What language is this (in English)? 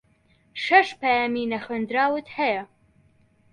Central Kurdish